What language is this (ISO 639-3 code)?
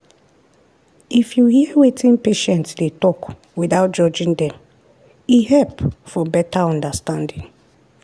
pcm